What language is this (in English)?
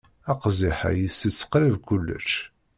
Kabyle